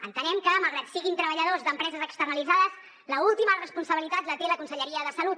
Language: Catalan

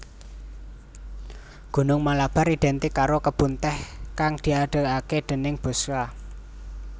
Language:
Javanese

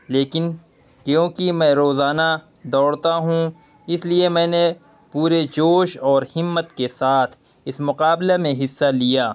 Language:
Urdu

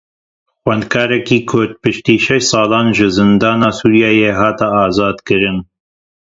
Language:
Kurdish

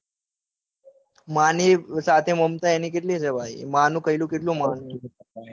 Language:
Gujarati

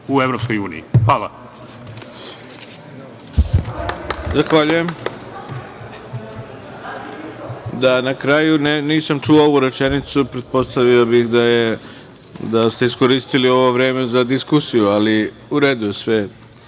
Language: Serbian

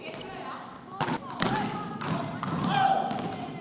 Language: Thai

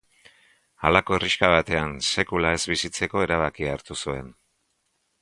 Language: Basque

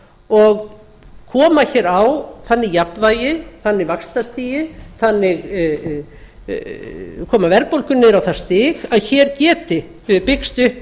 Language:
Icelandic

